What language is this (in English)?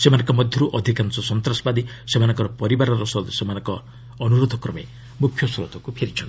Odia